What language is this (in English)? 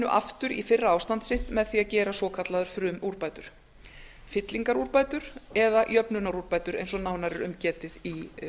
Icelandic